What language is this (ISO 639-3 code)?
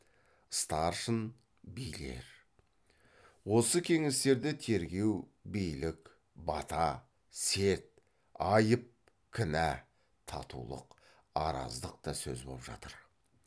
kaz